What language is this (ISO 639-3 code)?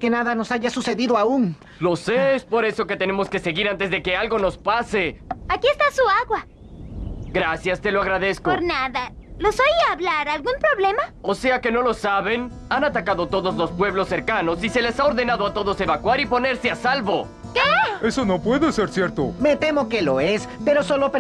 spa